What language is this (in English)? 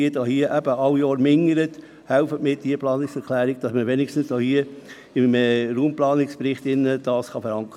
Swiss German